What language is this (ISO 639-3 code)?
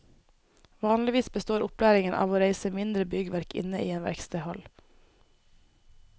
nor